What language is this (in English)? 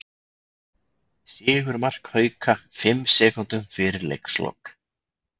Icelandic